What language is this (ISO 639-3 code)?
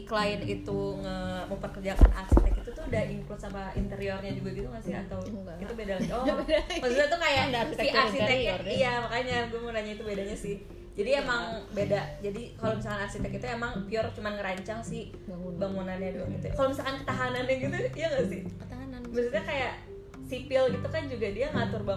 ind